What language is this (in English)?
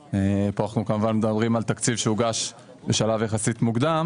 Hebrew